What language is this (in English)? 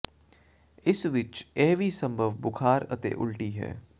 Punjabi